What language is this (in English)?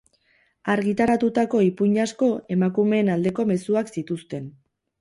Basque